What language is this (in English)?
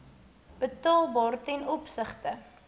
Afrikaans